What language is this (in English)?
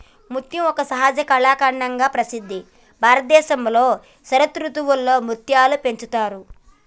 Telugu